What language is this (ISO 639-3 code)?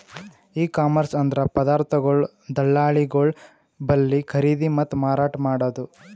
kan